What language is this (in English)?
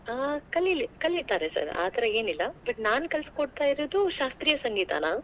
Kannada